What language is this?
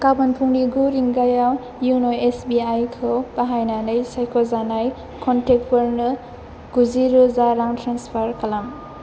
Bodo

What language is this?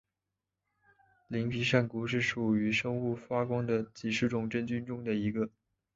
Chinese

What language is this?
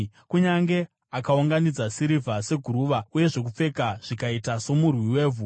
Shona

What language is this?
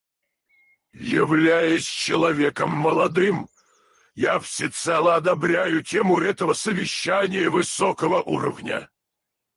Russian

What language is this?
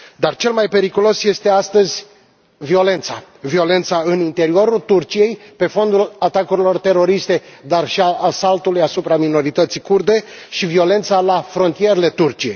Romanian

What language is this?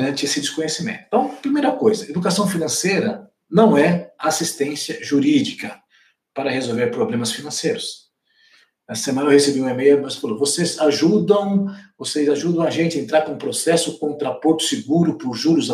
Portuguese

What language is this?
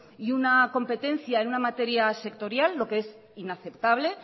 Spanish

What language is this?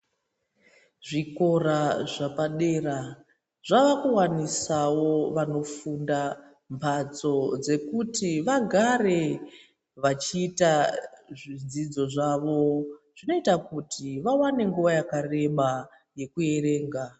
Ndau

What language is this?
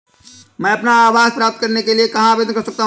Hindi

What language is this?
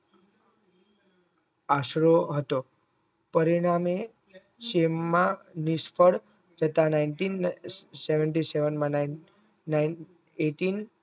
Gujarati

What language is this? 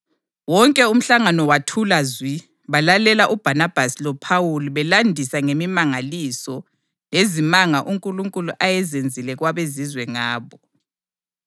North Ndebele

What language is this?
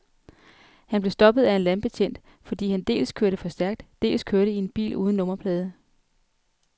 Danish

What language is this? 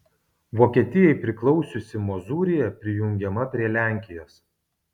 Lithuanian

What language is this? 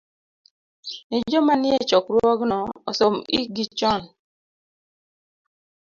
Luo (Kenya and Tanzania)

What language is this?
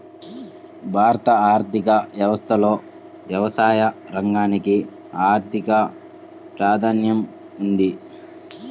Telugu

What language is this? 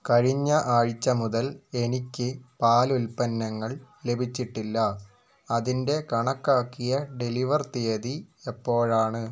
Malayalam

